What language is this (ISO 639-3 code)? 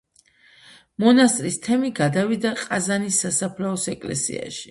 kat